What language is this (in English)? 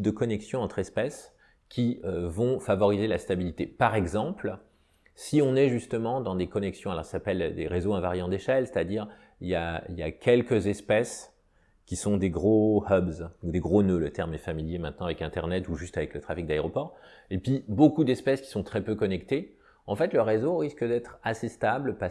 French